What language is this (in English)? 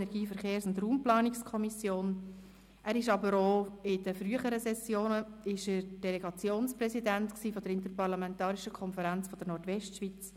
Swiss German